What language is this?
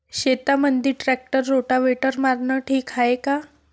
Marathi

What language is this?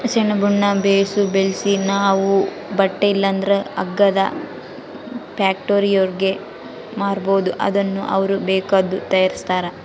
Kannada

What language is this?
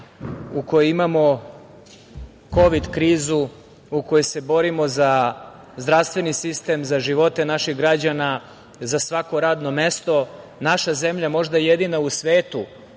Serbian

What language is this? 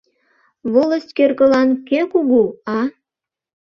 Mari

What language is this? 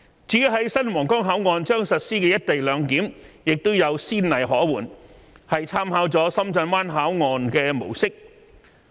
Cantonese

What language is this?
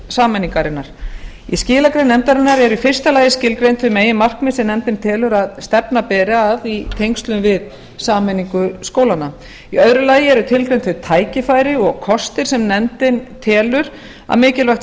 Icelandic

